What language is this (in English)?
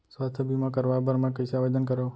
Chhattisgarhi